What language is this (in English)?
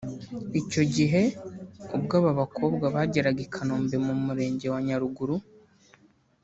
Kinyarwanda